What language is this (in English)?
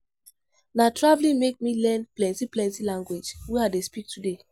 Nigerian Pidgin